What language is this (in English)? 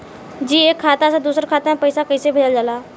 Bhojpuri